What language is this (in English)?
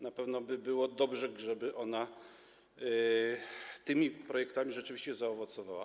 Polish